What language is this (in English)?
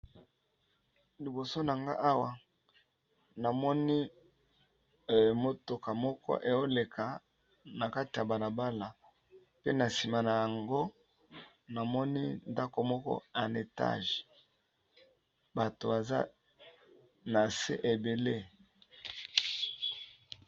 Lingala